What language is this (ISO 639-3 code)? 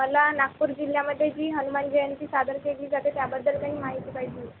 mar